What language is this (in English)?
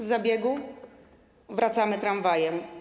Polish